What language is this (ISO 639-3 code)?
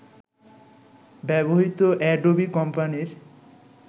ben